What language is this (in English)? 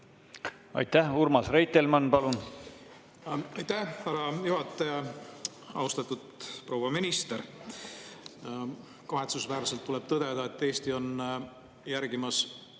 Estonian